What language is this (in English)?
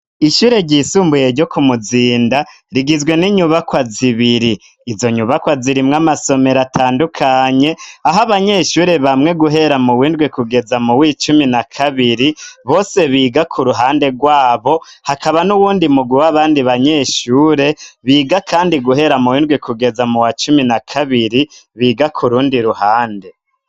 Rundi